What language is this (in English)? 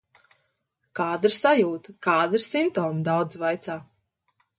Latvian